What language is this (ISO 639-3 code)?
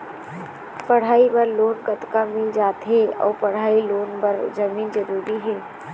hne